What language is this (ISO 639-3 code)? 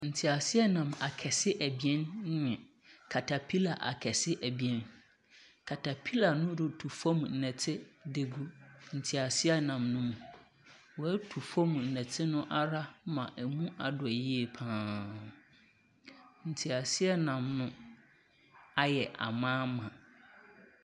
aka